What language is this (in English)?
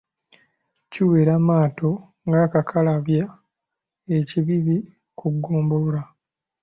Ganda